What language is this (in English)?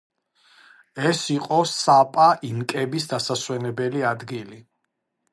Georgian